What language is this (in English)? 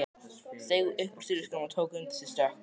Icelandic